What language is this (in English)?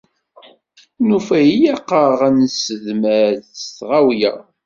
Kabyle